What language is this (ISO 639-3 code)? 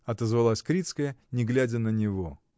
rus